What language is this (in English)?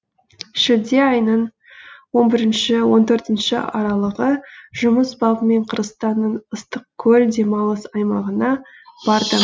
Kazakh